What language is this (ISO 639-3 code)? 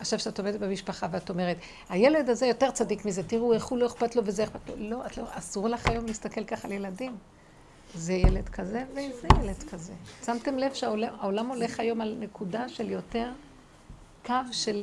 heb